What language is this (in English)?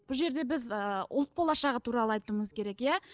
Kazakh